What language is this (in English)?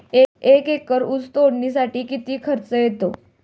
Marathi